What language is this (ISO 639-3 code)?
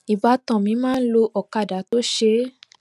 yor